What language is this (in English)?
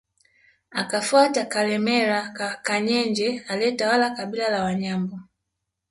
Swahili